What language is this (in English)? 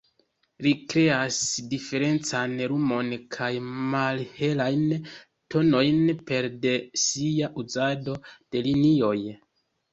Esperanto